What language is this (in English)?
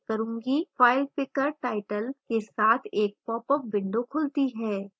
Hindi